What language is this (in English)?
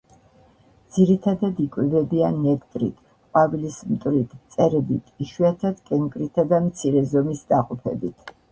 Georgian